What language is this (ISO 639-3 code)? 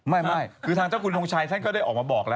tha